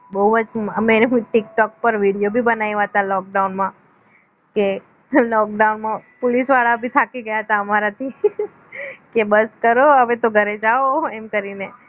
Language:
Gujarati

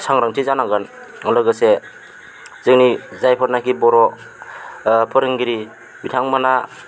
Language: Bodo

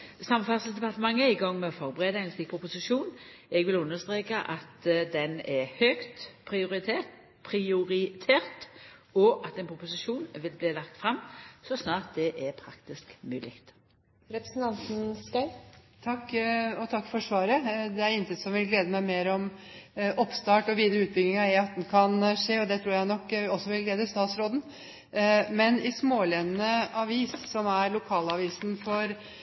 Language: Norwegian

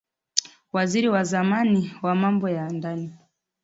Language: Swahili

